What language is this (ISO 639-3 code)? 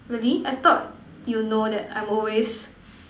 eng